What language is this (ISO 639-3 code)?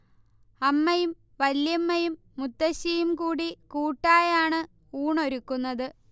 mal